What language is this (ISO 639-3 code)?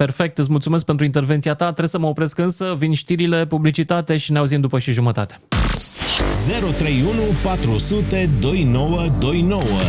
ron